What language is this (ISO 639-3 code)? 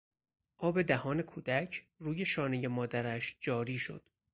fas